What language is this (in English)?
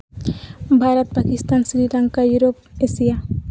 Santali